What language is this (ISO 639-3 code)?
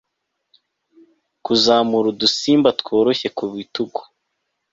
kin